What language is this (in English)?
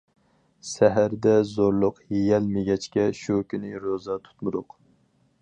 Uyghur